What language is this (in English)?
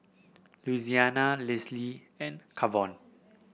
English